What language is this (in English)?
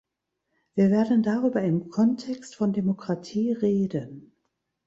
German